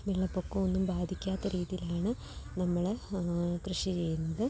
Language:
Malayalam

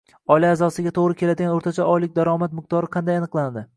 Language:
Uzbek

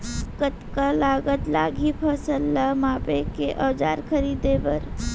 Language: Chhattisgarhi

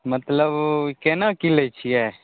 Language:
Maithili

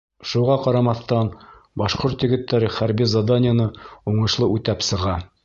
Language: Bashkir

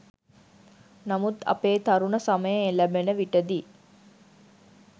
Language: Sinhala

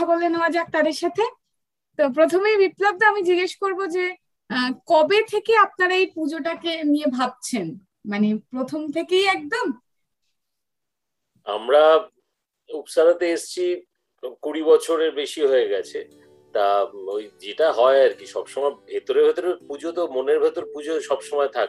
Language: Bangla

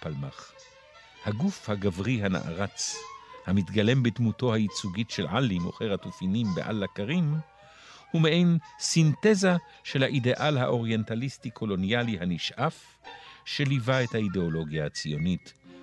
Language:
Hebrew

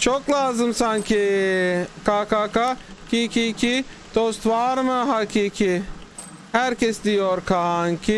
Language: Turkish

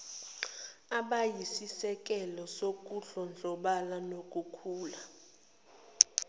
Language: Zulu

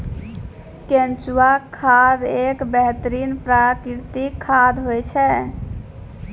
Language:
Maithili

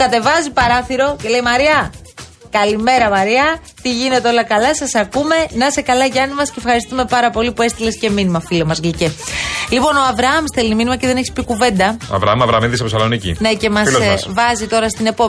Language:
Greek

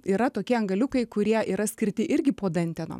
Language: Lithuanian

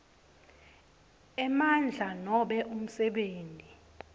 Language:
Swati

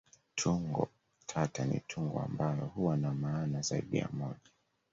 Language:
Swahili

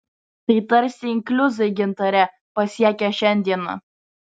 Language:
Lithuanian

